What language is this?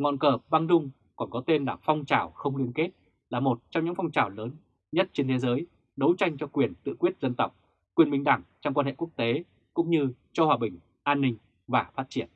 Vietnamese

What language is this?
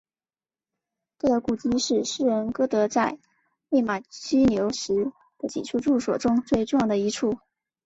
Chinese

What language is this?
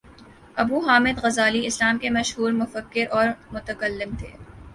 Urdu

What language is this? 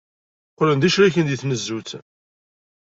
Kabyle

